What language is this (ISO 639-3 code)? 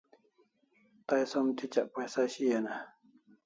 kls